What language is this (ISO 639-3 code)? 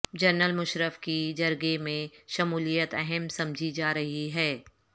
urd